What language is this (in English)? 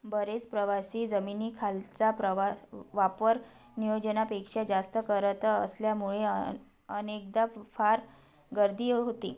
Marathi